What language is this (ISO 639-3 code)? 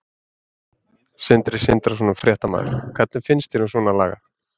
isl